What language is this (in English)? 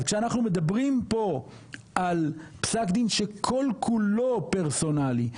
Hebrew